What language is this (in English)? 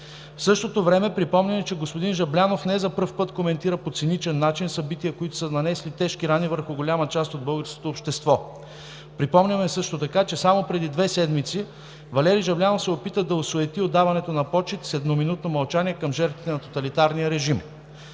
Bulgarian